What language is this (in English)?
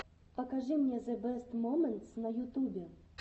Russian